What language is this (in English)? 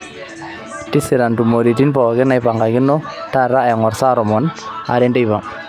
Masai